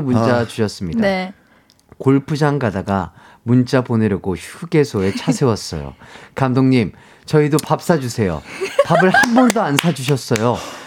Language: Korean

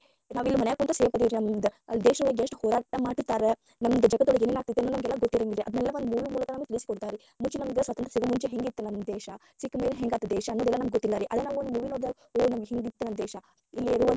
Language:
Kannada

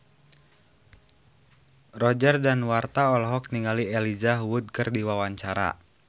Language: Sundanese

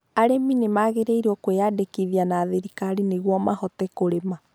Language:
Kikuyu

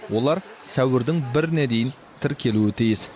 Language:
Kazakh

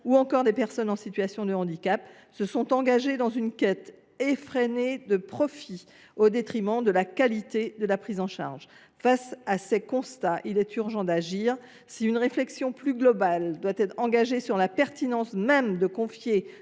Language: French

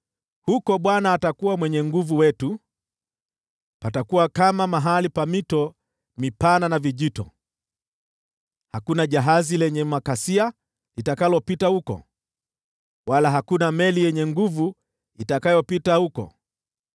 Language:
Swahili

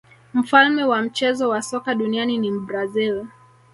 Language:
Swahili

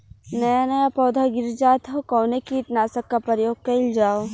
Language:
Bhojpuri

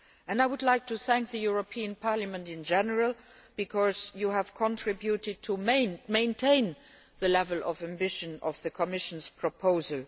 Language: English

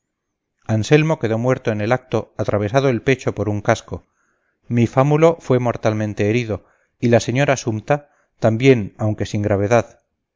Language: Spanish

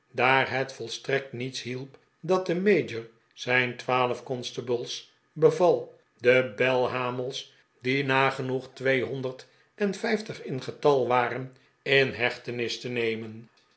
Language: Dutch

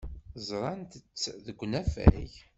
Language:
Kabyle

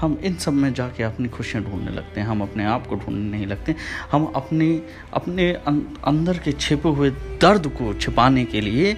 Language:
Hindi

